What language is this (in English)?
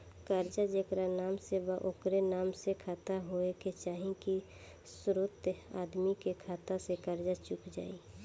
Bhojpuri